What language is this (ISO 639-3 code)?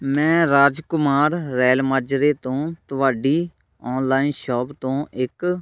pan